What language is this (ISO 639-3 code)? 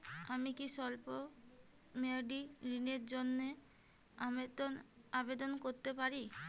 ben